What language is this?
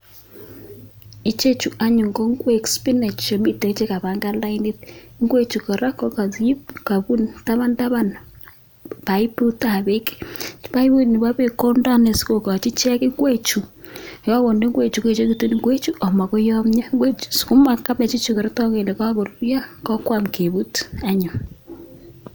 Kalenjin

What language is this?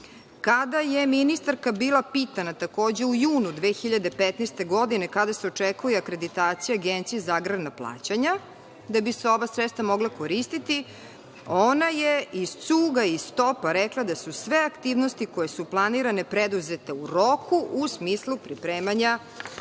Serbian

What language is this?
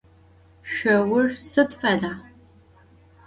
Adyghe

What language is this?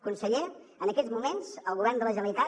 Catalan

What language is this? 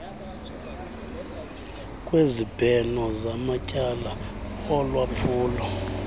Xhosa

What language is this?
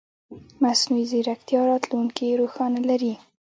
Pashto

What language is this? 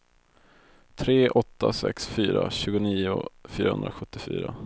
Swedish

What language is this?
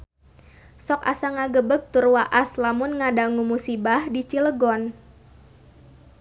Sundanese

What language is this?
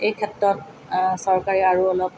Assamese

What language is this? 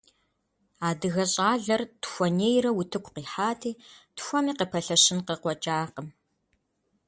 Kabardian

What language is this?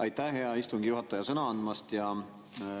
Estonian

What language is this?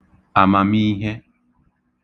Igbo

